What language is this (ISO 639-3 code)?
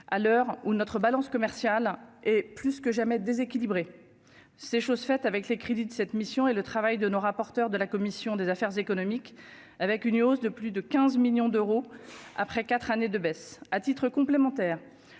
fra